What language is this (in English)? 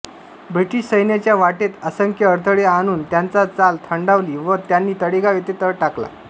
Marathi